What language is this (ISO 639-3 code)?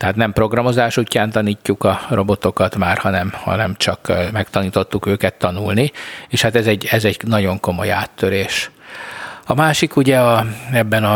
hun